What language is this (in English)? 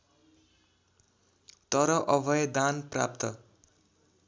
Nepali